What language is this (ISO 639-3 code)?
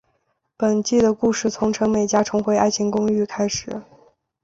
zho